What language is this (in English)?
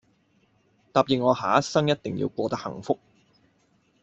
Cantonese